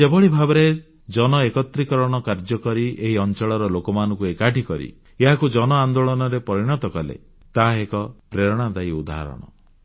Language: Odia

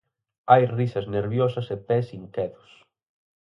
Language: Galician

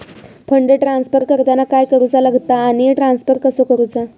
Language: Marathi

